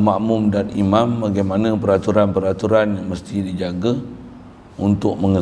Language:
Malay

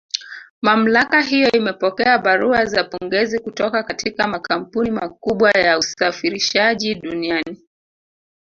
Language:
Swahili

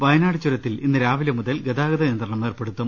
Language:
Malayalam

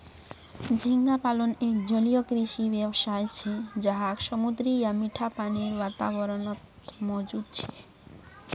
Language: Magahi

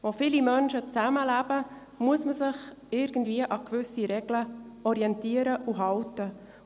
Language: Swiss German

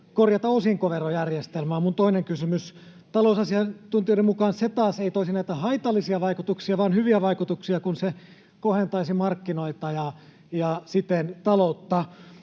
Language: Finnish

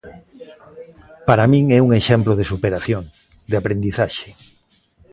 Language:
Galician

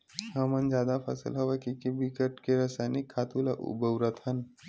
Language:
Chhattisgarhi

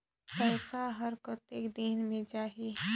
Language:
Chhattisgarhi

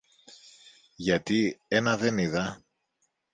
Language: Greek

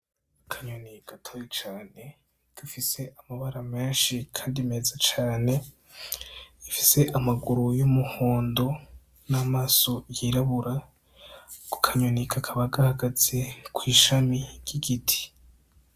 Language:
Rundi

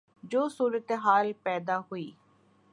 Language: Urdu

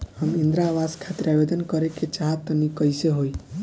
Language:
Bhojpuri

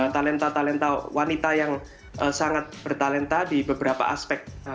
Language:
Indonesian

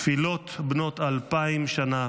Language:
Hebrew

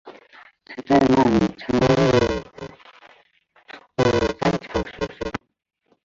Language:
Chinese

